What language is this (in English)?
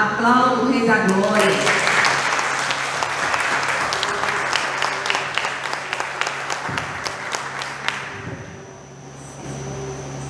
Portuguese